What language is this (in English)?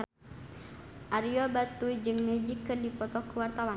Sundanese